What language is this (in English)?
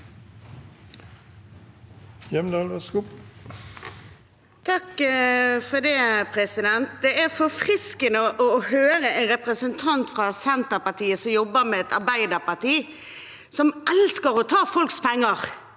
Norwegian